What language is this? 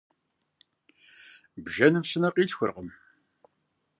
Kabardian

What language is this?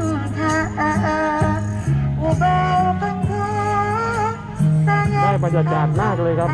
Thai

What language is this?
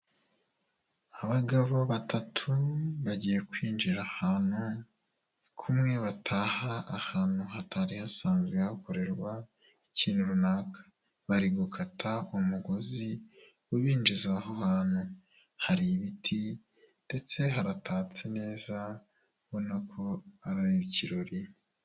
Kinyarwanda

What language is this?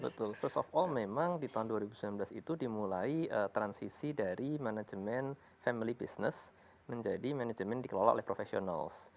Indonesian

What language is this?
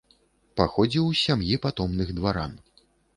Belarusian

